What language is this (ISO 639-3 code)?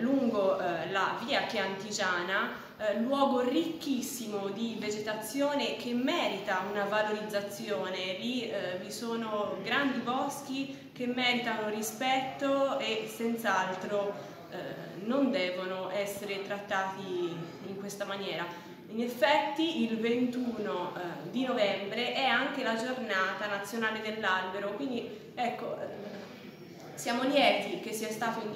ita